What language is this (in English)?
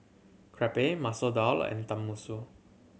English